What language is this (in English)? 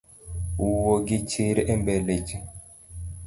Luo (Kenya and Tanzania)